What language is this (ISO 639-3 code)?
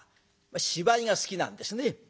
jpn